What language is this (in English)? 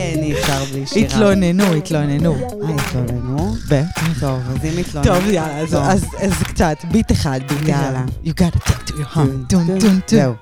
Hebrew